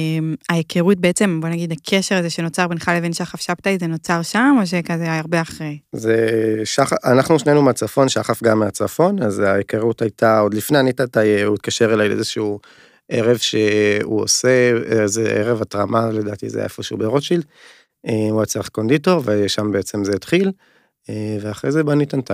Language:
Hebrew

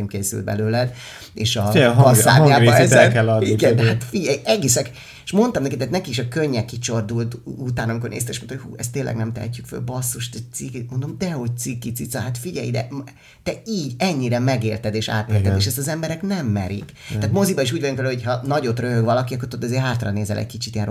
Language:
Hungarian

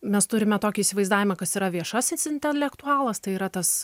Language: Lithuanian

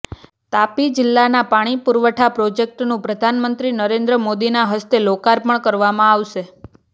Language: Gujarati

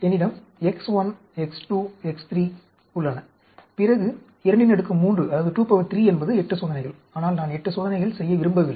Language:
Tamil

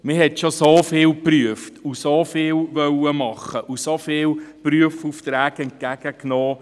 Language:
Swiss German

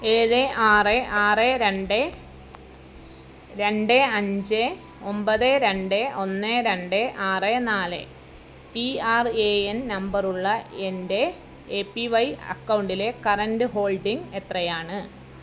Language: Malayalam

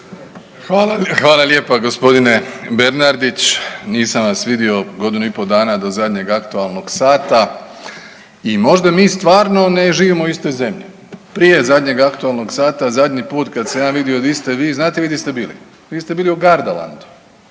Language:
Croatian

